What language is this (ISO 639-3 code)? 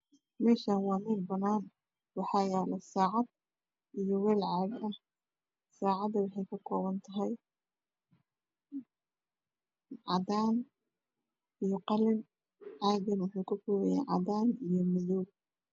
som